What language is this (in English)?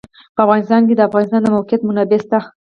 Pashto